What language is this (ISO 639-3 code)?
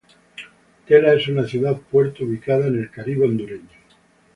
spa